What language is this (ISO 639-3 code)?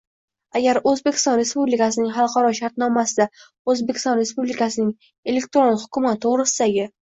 uzb